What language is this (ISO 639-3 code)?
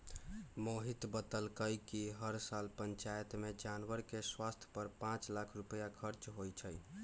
mag